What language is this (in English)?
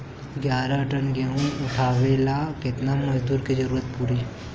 Bhojpuri